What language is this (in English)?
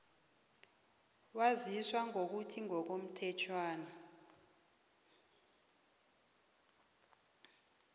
South Ndebele